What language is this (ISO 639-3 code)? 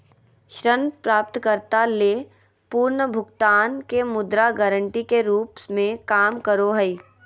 mag